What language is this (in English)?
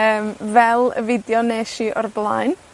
Welsh